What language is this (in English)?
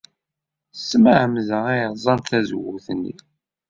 Kabyle